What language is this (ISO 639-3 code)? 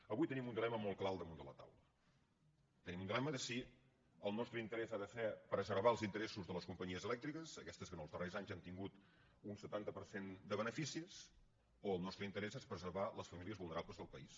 cat